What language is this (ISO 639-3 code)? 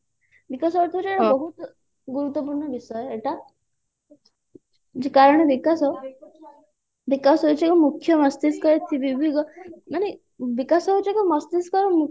ori